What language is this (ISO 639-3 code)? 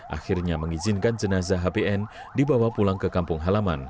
ind